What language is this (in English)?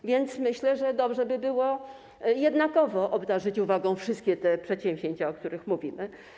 Polish